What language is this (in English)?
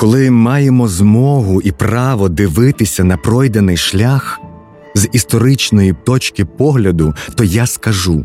Ukrainian